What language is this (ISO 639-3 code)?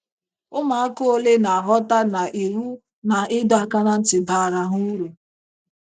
ibo